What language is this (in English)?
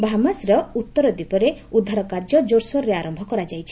Odia